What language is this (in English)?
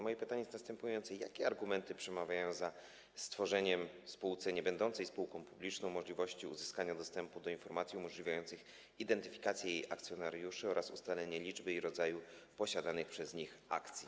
Polish